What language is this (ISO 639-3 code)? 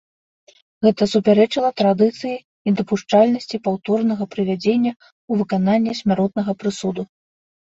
bel